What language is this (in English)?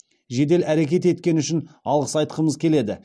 Kazakh